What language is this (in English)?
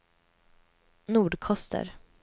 Swedish